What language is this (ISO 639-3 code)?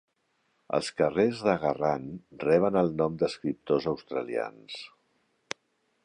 cat